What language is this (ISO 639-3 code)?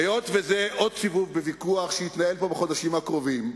heb